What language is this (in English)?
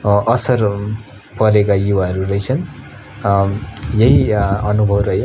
Nepali